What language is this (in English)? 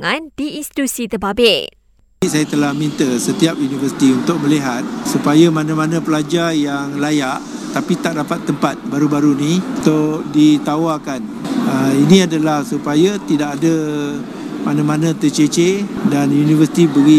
Malay